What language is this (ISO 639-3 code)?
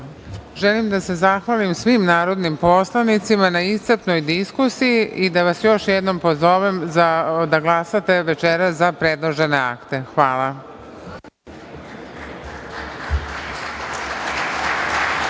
srp